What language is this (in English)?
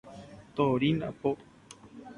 Guarani